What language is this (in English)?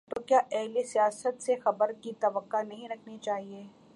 Urdu